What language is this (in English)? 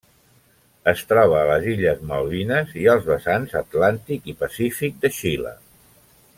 Catalan